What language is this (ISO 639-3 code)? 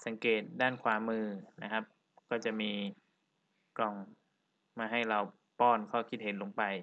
tha